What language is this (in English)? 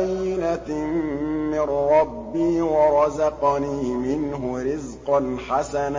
Arabic